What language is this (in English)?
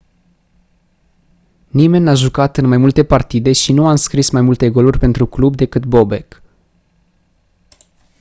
Romanian